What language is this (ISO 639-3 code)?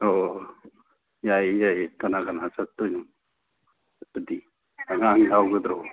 mni